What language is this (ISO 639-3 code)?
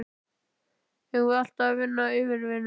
isl